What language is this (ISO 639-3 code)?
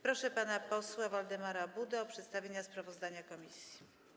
pol